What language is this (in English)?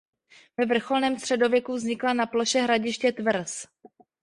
Czech